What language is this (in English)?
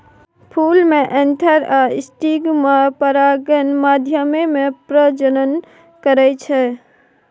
Maithili